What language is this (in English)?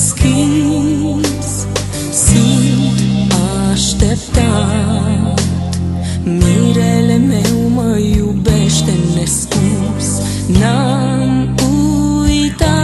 Romanian